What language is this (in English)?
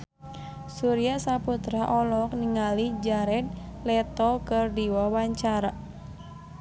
Sundanese